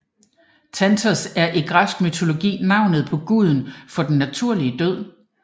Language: Danish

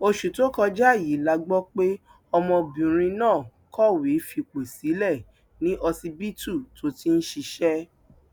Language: Yoruba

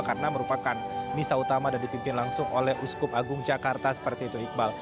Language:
Indonesian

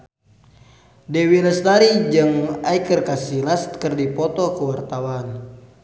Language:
Sundanese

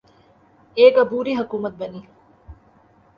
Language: Urdu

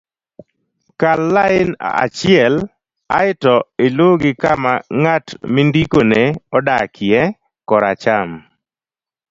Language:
Luo (Kenya and Tanzania)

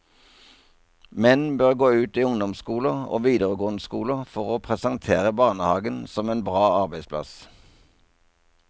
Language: Norwegian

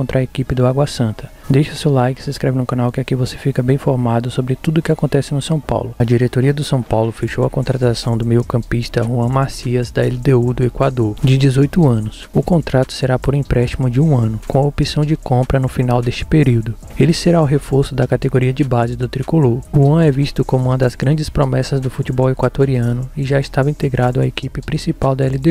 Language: Portuguese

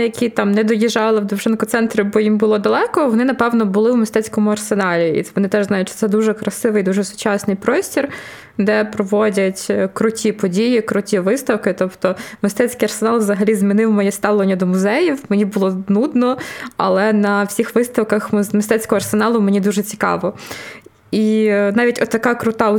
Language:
Ukrainian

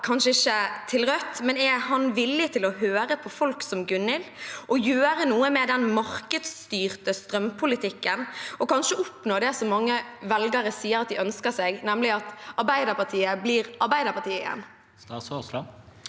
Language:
Norwegian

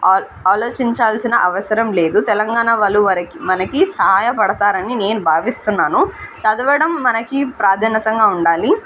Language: Telugu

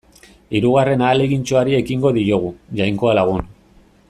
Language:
Basque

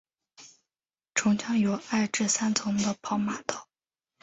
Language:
Chinese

